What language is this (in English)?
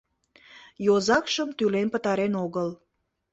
Mari